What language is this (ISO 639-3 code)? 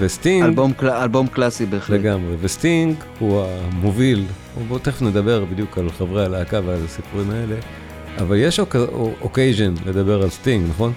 heb